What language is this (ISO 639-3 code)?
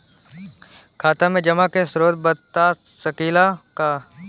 bho